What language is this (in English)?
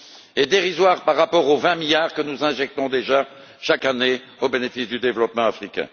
French